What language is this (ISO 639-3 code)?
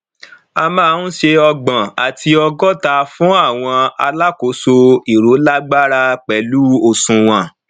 yor